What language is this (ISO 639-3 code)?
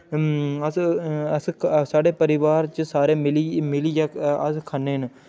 doi